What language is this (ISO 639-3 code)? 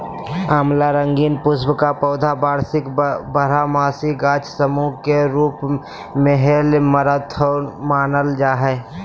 mag